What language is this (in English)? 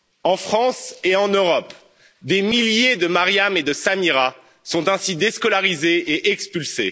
French